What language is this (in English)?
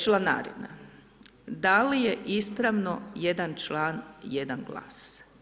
Croatian